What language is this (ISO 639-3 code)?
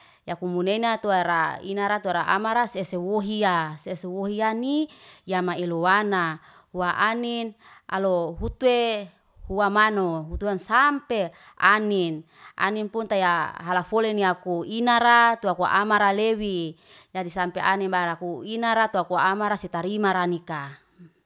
ste